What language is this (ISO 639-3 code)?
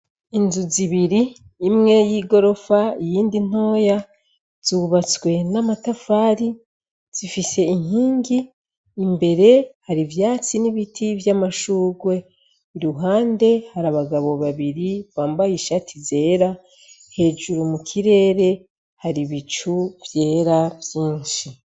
run